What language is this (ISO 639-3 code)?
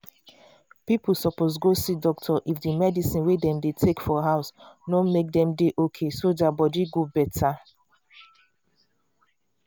pcm